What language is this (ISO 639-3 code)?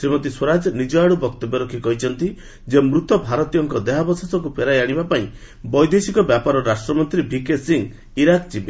ori